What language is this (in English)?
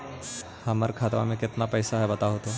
Magahi